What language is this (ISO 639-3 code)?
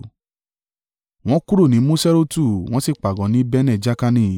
yor